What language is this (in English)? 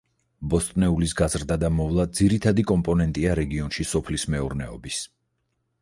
Georgian